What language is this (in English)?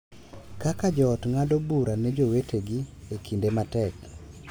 Luo (Kenya and Tanzania)